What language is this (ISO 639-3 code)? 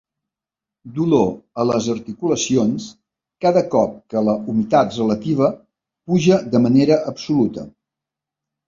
cat